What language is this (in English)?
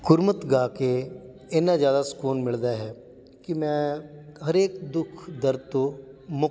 Punjabi